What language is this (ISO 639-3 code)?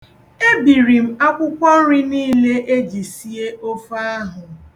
ibo